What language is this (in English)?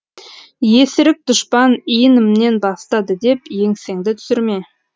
Kazakh